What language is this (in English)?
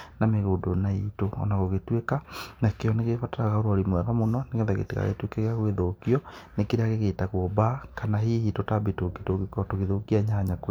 Kikuyu